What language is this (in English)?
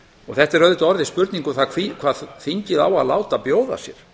Icelandic